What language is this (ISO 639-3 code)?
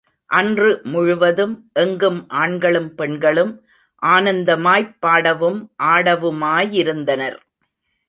tam